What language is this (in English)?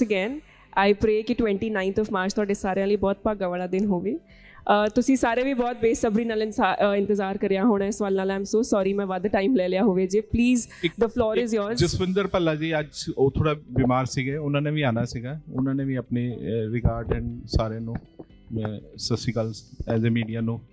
Punjabi